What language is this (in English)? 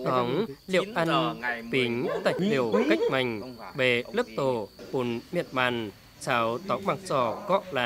Vietnamese